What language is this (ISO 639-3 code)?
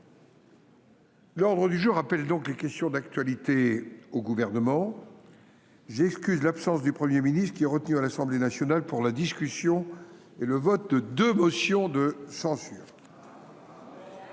fra